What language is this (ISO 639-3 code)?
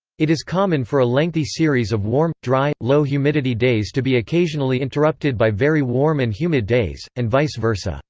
eng